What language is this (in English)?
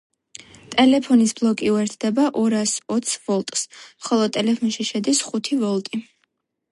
Georgian